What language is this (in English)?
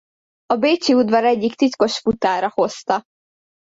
Hungarian